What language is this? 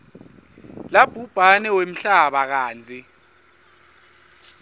Swati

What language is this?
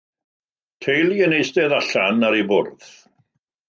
Welsh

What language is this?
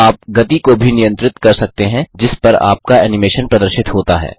Hindi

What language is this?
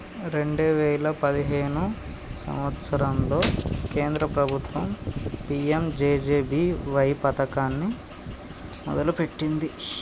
Telugu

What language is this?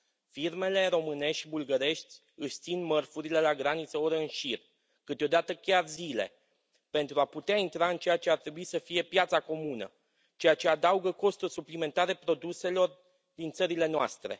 Romanian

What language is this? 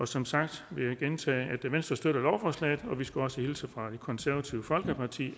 Danish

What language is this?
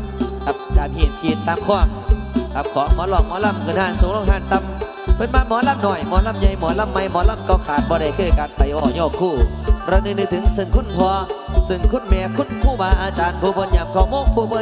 Thai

